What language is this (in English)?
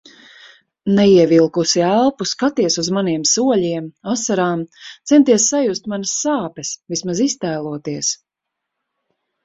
Latvian